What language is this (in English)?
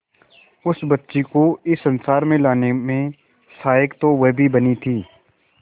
Hindi